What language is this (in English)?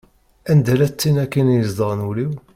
Kabyle